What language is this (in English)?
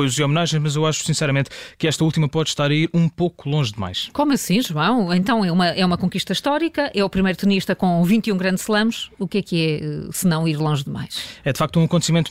Portuguese